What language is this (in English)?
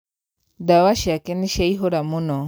Kikuyu